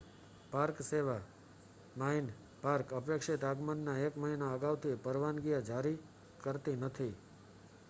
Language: Gujarati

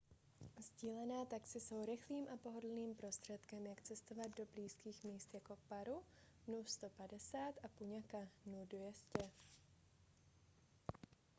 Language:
Czech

